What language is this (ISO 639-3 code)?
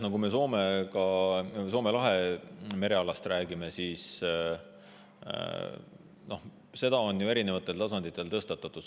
est